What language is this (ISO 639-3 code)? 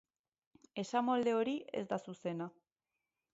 eus